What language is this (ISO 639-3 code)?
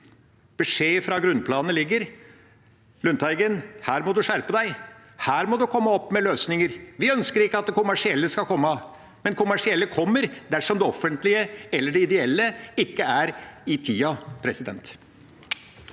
nor